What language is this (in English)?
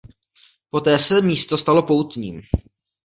Czech